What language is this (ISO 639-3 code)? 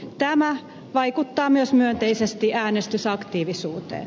fin